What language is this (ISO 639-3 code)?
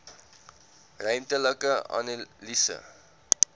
afr